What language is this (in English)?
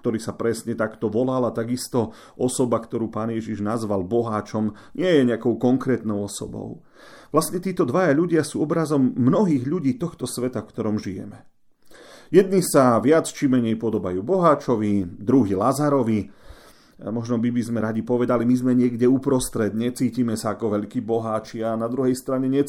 Slovak